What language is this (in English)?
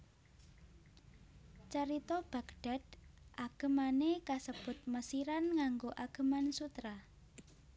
Javanese